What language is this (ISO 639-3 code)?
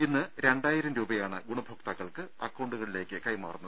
mal